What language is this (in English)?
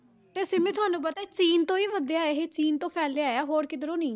Punjabi